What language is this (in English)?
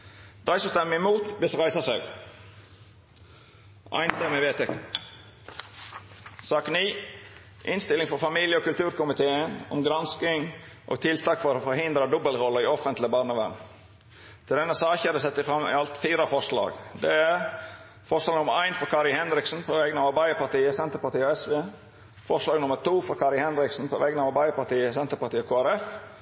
Norwegian Nynorsk